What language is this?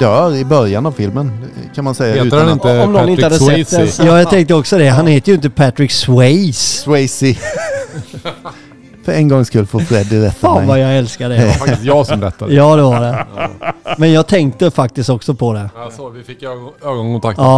Swedish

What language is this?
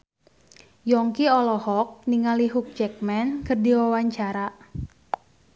Sundanese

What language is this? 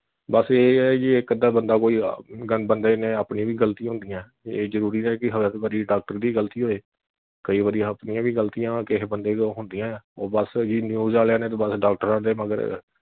Punjabi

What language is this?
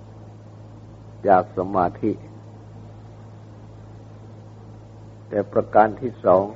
Thai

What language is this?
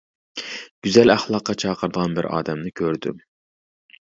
Uyghur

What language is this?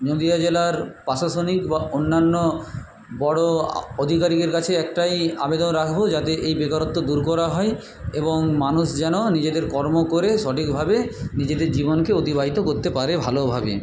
Bangla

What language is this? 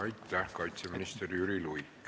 Estonian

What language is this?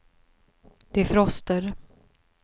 Swedish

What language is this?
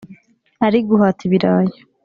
Kinyarwanda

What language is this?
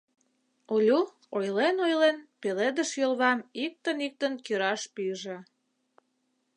Mari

